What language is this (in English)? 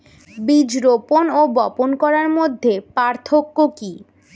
Bangla